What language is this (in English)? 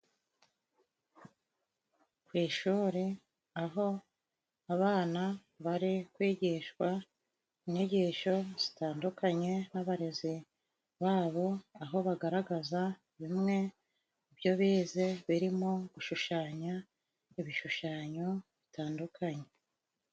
Kinyarwanda